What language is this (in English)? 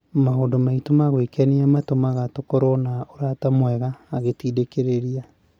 Kikuyu